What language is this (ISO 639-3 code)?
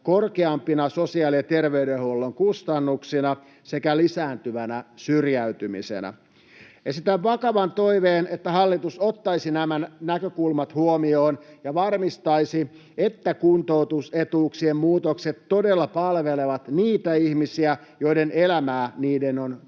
fin